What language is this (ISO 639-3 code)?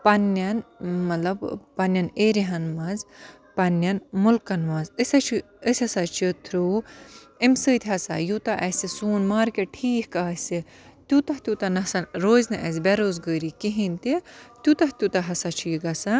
kas